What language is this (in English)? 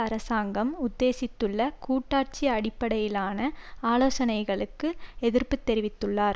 Tamil